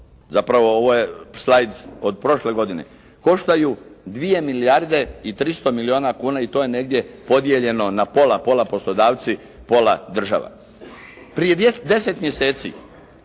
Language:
Croatian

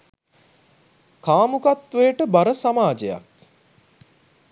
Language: Sinhala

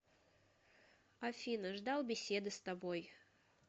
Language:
Russian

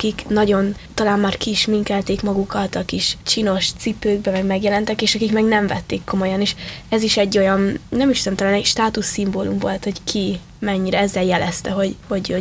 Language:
Hungarian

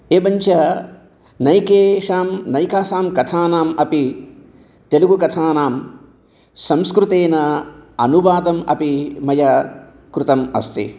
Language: Sanskrit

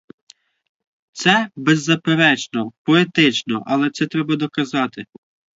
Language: Ukrainian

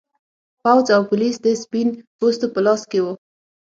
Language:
Pashto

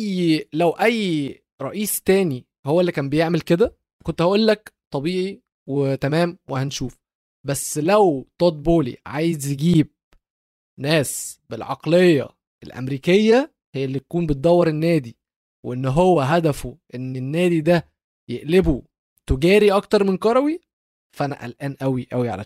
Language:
Arabic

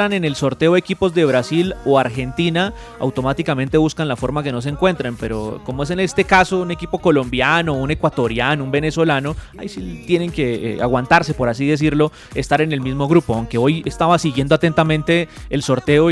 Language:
Spanish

